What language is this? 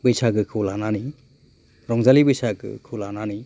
Bodo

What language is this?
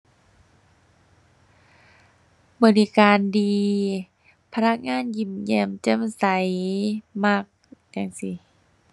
Thai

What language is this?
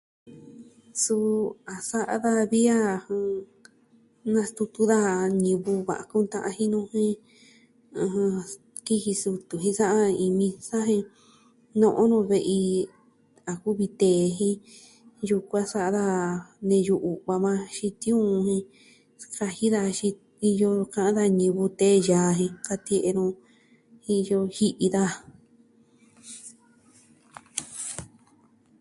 Southwestern Tlaxiaco Mixtec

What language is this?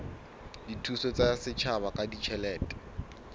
Southern Sotho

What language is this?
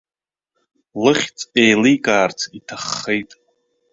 Abkhazian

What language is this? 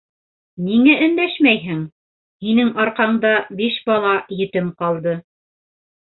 Bashkir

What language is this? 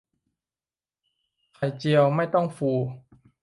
Thai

